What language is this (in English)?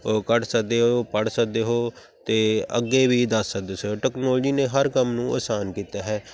Punjabi